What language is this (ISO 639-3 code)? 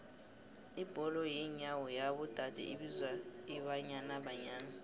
nbl